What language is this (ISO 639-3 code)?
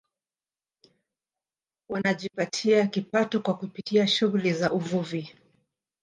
swa